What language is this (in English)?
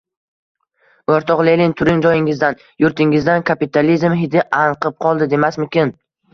Uzbek